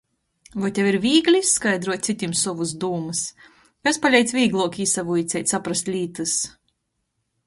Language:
Latgalian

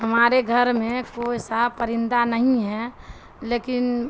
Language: Urdu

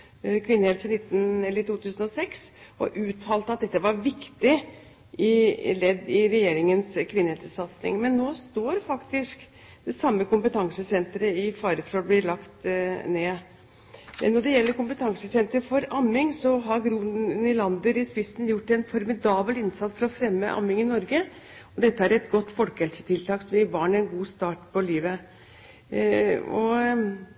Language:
Norwegian Bokmål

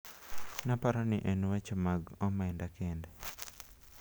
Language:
Luo (Kenya and Tanzania)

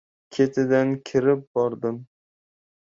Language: Uzbek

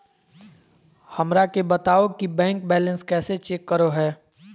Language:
Magahi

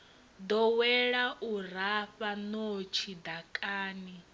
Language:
Venda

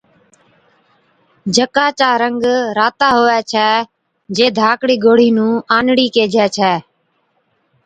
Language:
Od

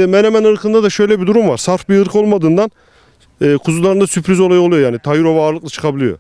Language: Turkish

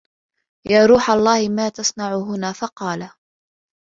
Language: Arabic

